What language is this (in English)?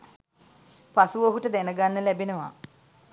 Sinhala